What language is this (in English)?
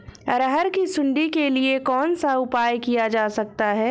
Hindi